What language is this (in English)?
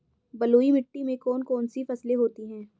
Hindi